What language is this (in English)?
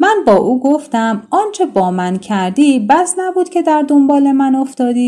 Persian